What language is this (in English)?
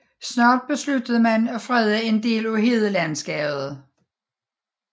Danish